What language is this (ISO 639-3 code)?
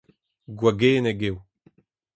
bre